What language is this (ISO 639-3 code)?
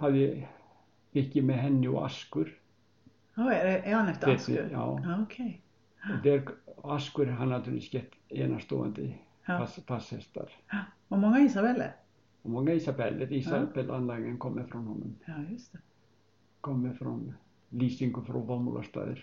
swe